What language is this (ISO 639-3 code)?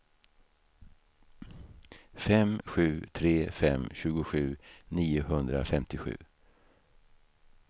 swe